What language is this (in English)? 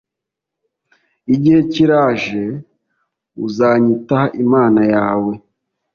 Kinyarwanda